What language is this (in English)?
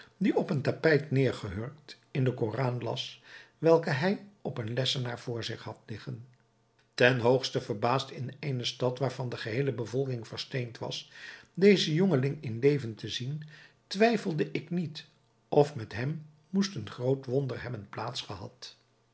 Dutch